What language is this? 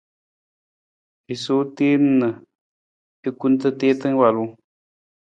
Nawdm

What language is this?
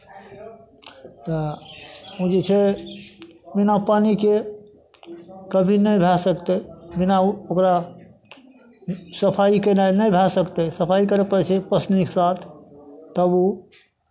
Maithili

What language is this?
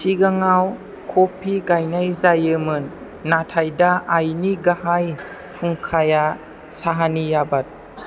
Bodo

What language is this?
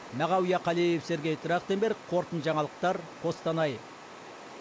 Kazakh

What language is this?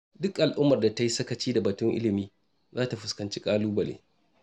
Hausa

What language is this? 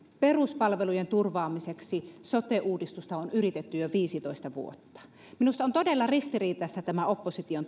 Finnish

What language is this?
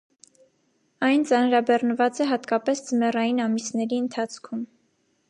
Armenian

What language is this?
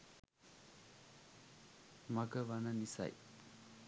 Sinhala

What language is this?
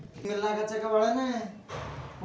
Kannada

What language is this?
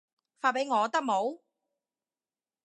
Cantonese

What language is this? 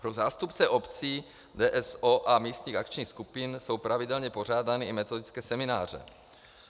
Czech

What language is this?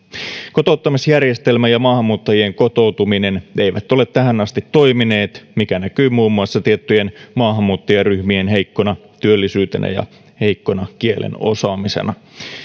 Finnish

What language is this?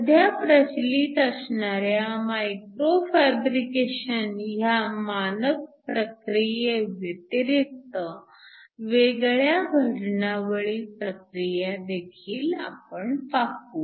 Marathi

